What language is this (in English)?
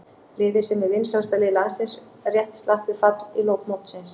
Icelandic